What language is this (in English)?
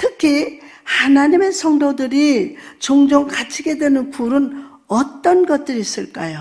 Korean